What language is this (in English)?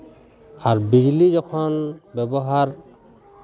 Santali